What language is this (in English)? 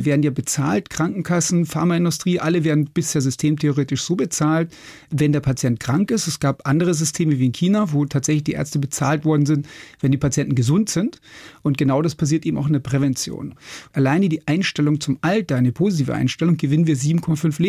German